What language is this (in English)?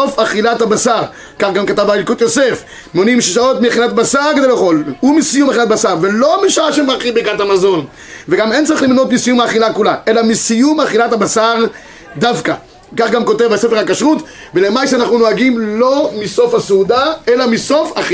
Hebrew